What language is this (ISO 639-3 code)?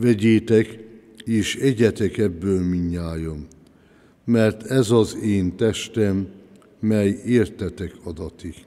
hun